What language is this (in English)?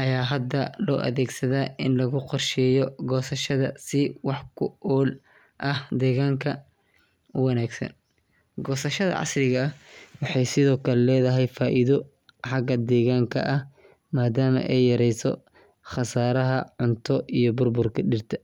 Somali